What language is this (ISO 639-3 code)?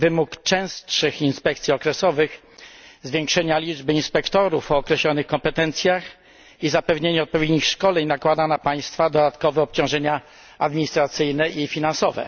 pol